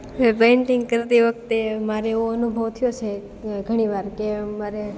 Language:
Gujarati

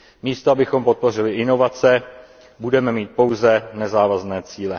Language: Czech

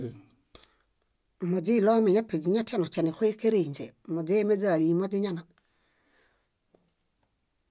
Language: Bayot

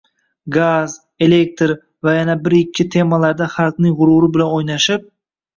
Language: Uzbek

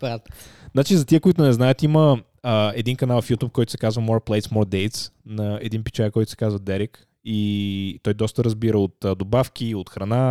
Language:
Bulgarian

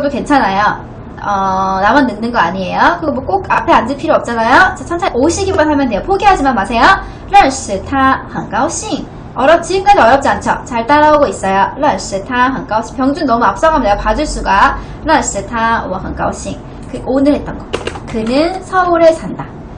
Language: Korean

